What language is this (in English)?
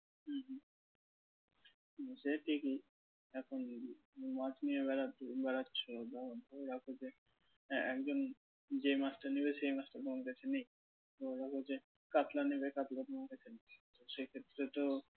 Bangla